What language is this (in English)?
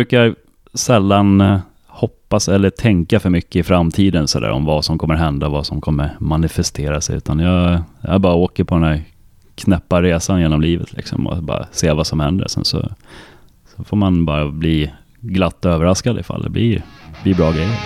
Swedish